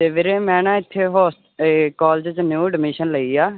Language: Punjabi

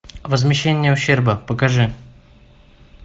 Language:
Russian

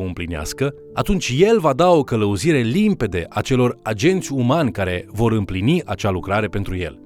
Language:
Romanian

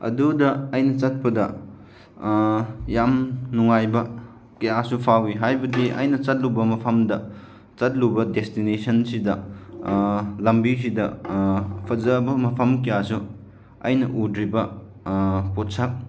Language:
Manipuri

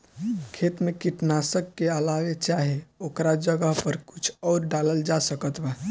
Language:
Bhojpuri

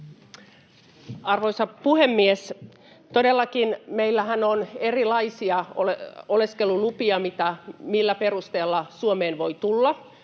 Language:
Finnish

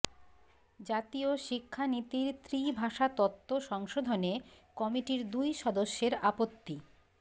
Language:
Bangla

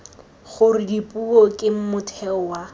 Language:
Tswana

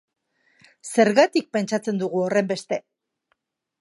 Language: Basque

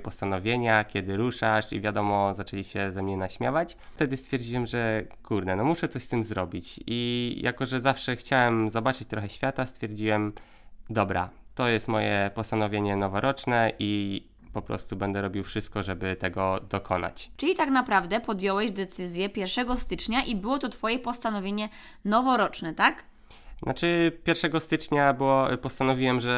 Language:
Polish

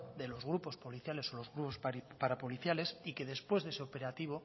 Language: Spanish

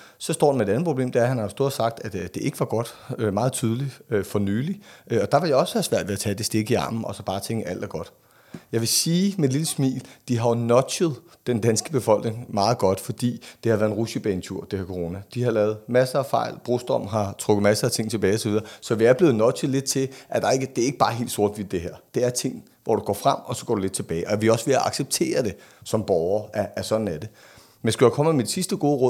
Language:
Danish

